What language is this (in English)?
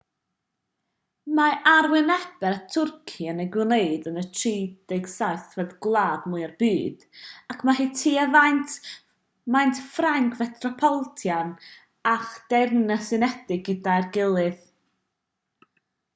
Welsh